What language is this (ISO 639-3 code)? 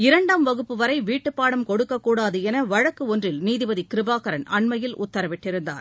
tam